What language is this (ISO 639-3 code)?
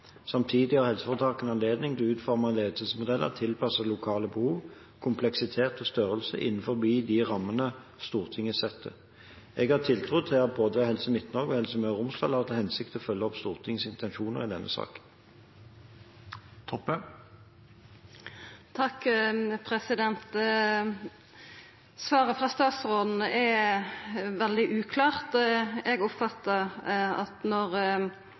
nor